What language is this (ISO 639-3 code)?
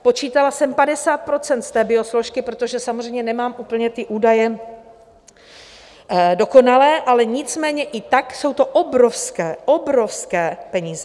ces